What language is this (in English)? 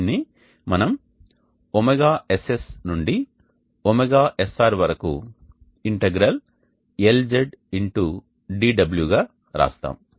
Telugu